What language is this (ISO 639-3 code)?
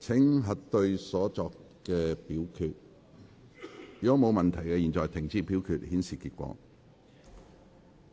yue